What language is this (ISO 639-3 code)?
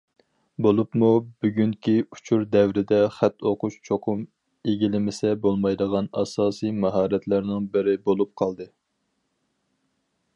uig